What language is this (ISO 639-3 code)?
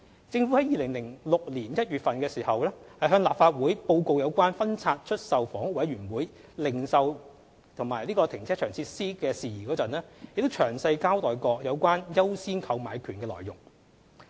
yue